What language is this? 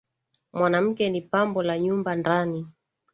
Swahili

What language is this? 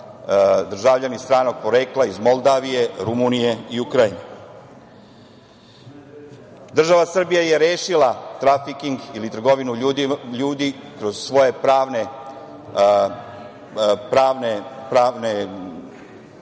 Serbian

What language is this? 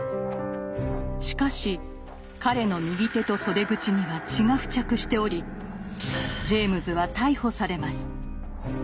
Japanese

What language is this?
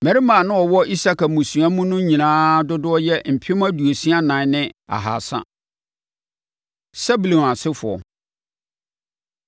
Akan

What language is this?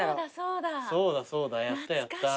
Japanese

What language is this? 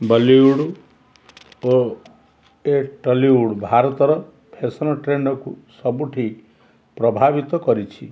Odia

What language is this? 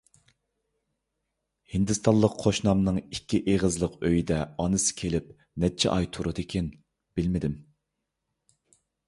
Uyghur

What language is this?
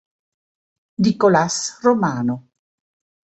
Italian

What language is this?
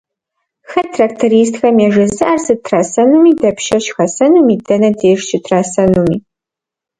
Kabardian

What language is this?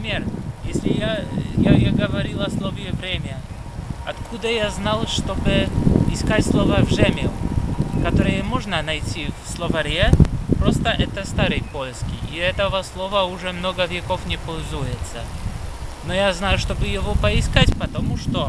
Russian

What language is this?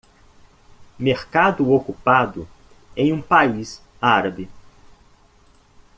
Portuguese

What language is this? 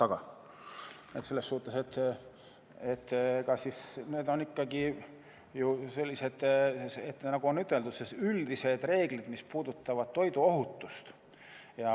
Estonian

